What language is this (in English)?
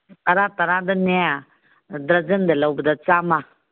Manipuri